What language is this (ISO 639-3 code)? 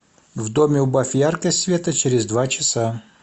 rus